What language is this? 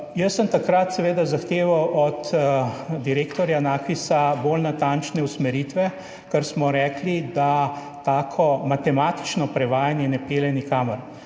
Slovenian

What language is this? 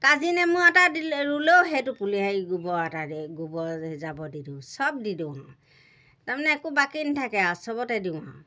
Assamese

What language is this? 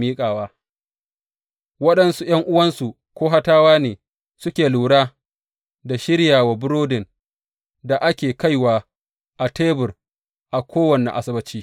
Hausa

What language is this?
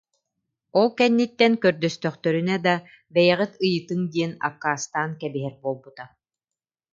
Yakut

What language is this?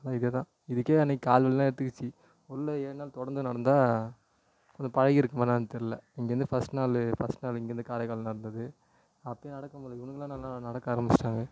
Tamil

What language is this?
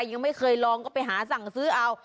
Thai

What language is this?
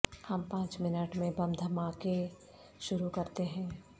Urdu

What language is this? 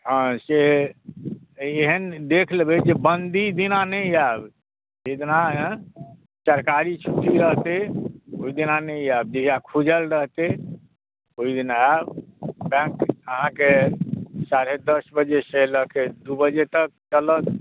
Maithili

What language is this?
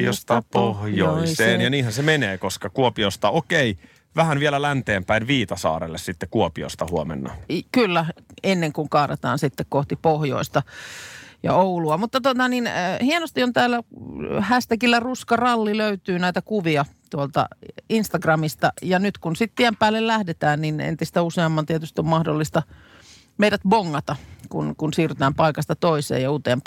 Finnish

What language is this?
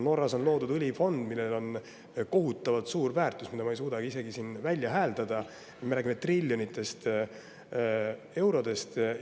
Estonian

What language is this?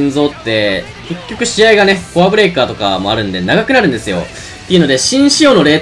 Japanese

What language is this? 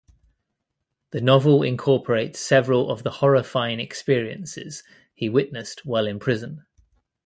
English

